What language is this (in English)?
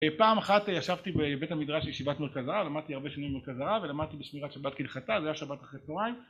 Hebrew